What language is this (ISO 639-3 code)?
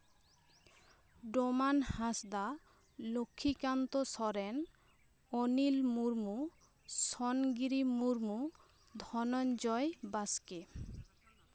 sat